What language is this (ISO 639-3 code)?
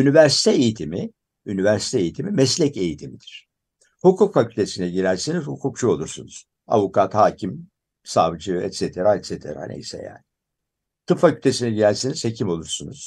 tur